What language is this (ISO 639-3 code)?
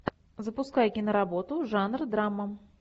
rus